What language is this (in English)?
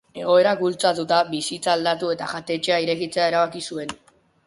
Basque